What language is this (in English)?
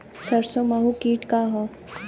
Bhojpuri